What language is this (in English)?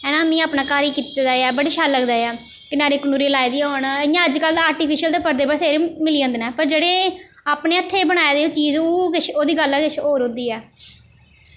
Dogri